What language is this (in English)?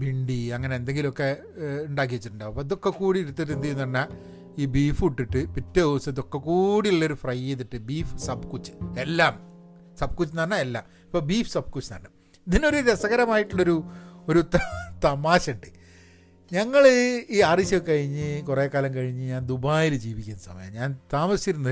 Malayalam